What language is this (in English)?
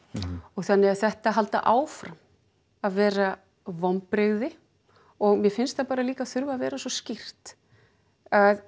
Icelandic